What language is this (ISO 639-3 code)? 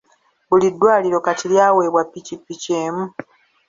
lug